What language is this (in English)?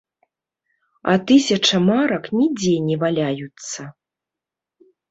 Belarusian